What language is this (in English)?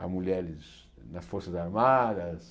Portuguese